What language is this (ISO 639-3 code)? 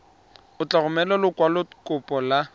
tsn